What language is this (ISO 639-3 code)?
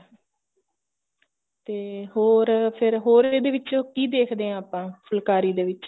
pan